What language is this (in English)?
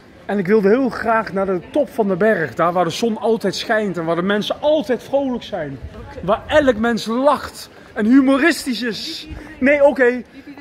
Dutch